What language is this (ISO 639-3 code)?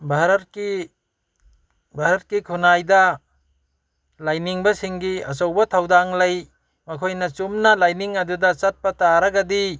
mni